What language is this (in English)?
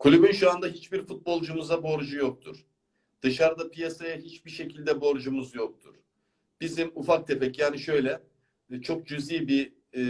Turkish